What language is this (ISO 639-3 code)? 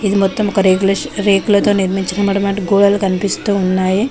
tel